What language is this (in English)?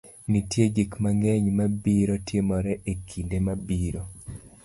Luo (Kenya and Tanzania)